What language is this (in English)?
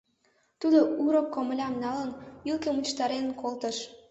Mari